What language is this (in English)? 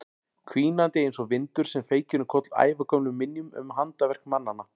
Icelandic